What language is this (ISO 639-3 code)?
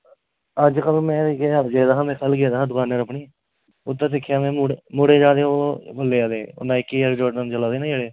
doi